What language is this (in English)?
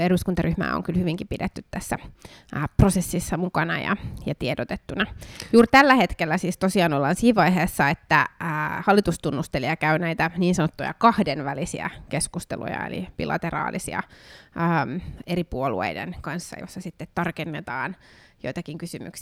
Finnish